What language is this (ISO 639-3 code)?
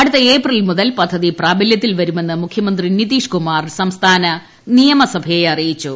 mal